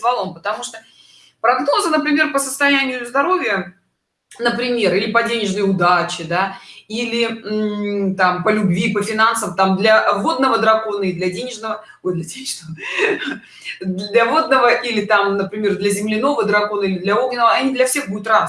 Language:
Russian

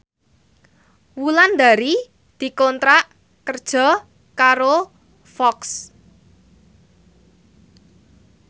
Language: Javanese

